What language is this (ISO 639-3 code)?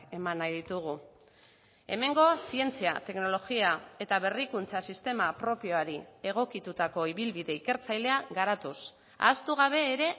eus